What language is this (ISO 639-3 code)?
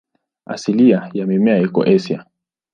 swa